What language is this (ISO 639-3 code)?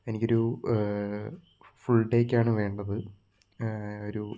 mal